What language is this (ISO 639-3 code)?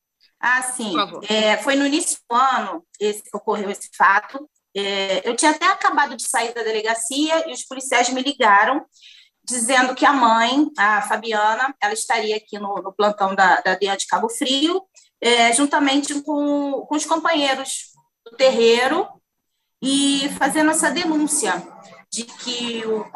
por